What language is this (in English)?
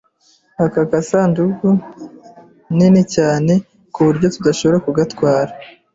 Kinyarwanda